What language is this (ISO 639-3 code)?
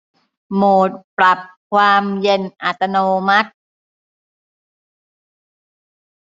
tha